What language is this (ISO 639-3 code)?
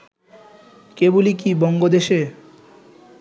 ben